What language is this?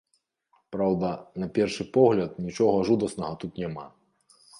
Belarusian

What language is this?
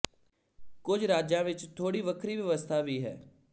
Punjabi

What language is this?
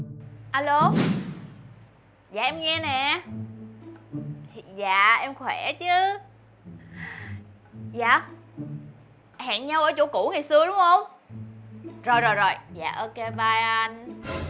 Vietnamese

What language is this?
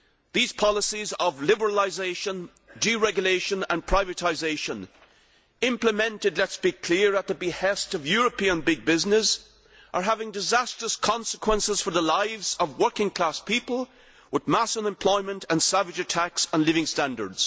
English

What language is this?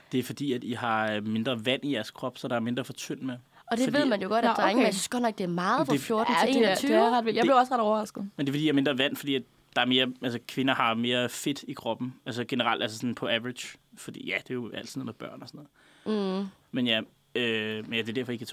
Danish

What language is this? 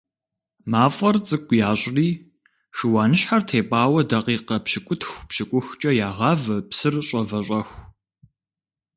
Kabardian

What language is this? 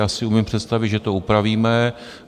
Czech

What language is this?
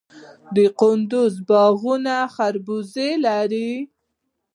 Pashto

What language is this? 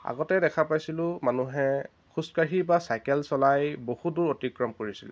Assamese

